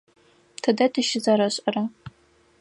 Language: Adyghe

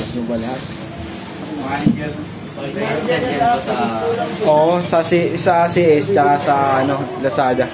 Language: Spanish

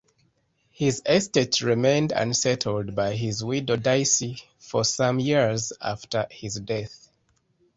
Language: English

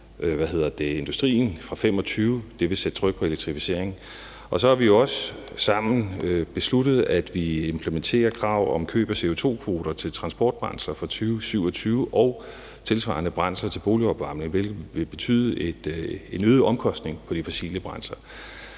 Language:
Danish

